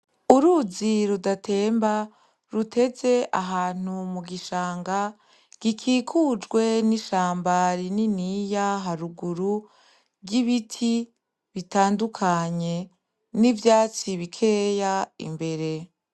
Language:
Rundi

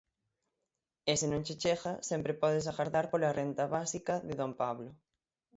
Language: Galician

